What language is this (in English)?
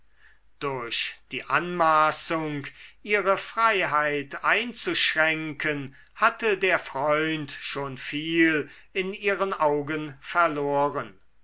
German